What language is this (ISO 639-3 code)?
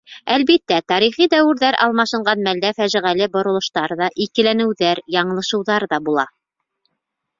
bak